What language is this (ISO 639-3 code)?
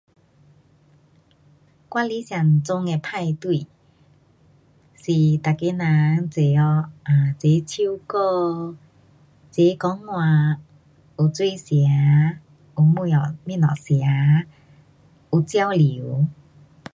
cpx